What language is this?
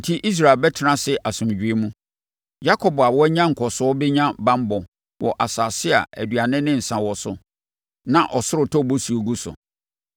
Akan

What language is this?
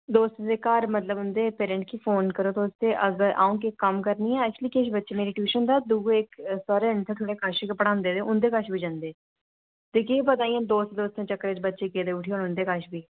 Dogri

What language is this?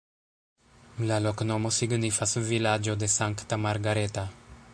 Esperanto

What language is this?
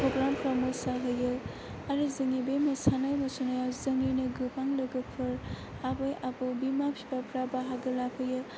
Bodo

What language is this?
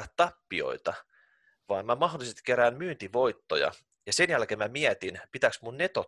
Finnish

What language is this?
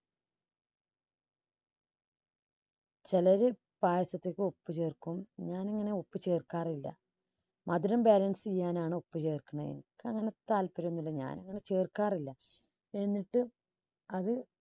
Malayalam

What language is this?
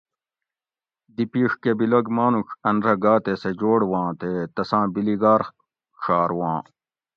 Gawri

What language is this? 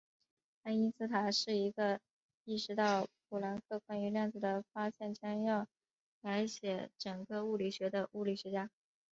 Chinese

